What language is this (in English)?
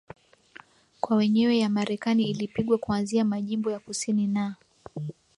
Swahili